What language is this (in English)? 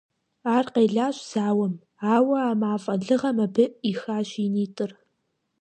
Kabardian